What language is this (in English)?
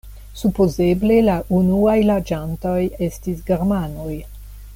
Esperanto